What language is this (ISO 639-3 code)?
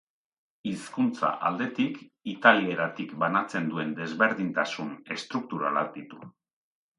eus